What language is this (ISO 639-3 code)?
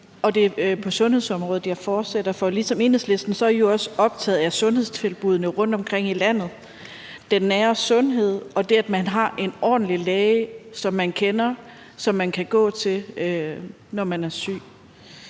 dan